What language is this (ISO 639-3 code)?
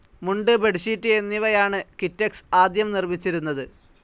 mal